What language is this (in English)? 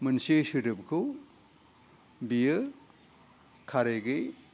Bodo